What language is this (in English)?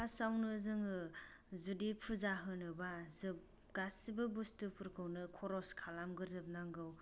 Bodo